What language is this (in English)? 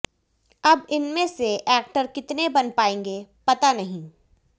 Hindi